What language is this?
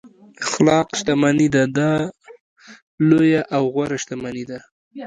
Pashto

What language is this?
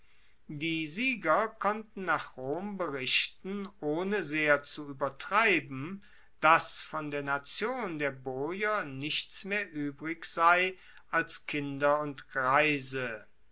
German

